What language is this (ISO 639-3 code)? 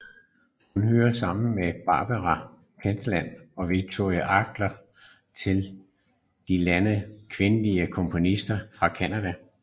dan